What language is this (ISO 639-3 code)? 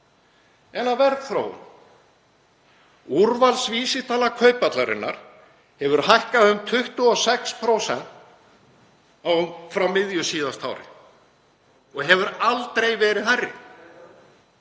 isl